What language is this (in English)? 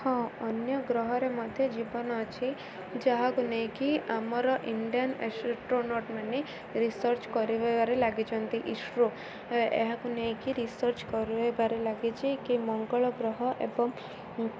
Odia